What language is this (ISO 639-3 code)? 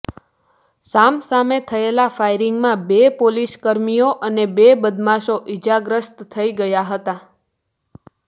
guj